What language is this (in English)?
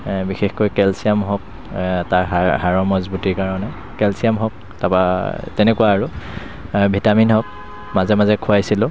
Assamese